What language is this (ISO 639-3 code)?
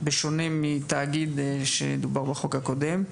heb